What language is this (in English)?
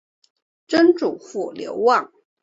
Chinese